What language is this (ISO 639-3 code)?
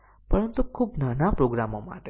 guj